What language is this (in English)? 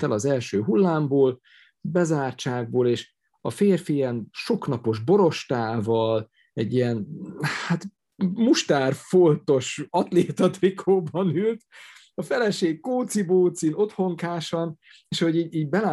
Hungarian